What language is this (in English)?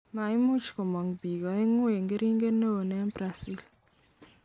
Kalenjin